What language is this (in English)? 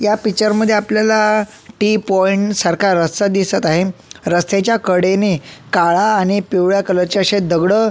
Marathi